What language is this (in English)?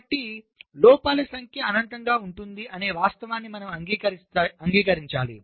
Telugu